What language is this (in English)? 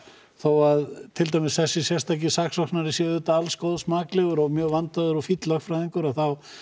Icelandic